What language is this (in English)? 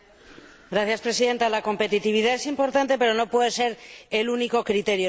Spanish